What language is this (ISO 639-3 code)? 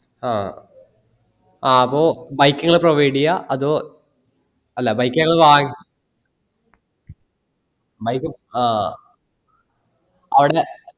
mal